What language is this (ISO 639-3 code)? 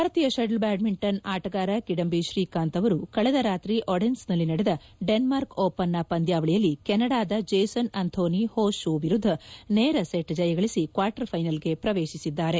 kan